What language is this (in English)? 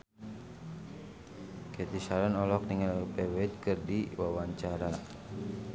Sundanese